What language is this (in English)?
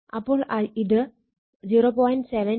Malayalam